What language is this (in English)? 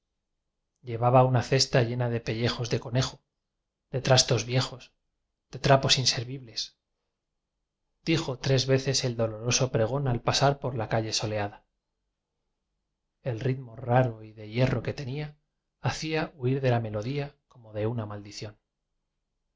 Spanish